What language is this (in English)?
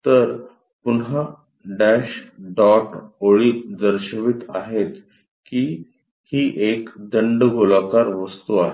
Marathi